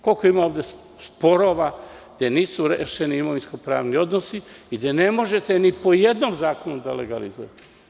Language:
Serbian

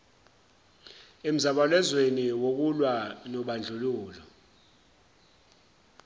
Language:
Zulu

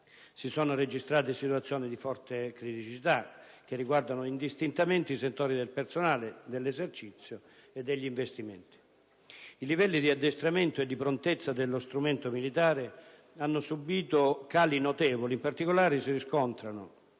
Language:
Italian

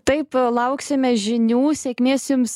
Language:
Lithuanian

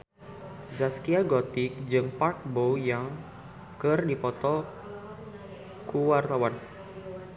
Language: Sundanese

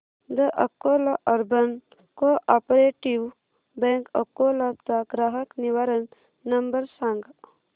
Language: Marathi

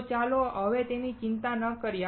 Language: Gujarati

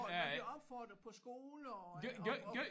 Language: Danish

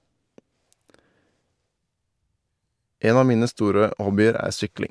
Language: Norwegian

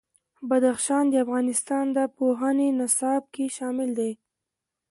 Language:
Pashto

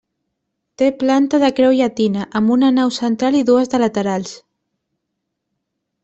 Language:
Catalan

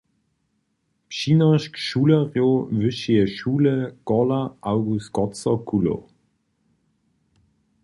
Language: Upper Sorbian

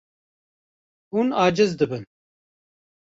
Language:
Kurdish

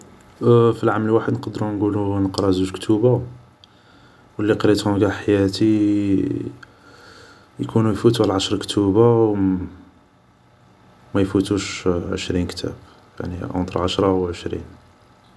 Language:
Algerian Arabic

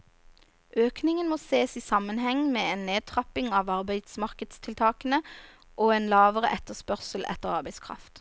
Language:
Norwegian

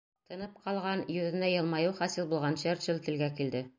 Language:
Bashkir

